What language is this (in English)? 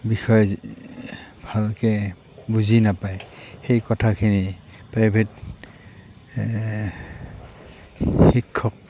Assamese